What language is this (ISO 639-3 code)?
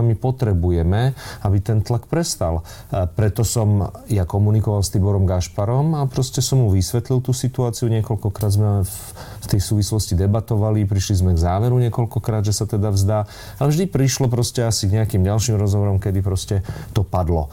slk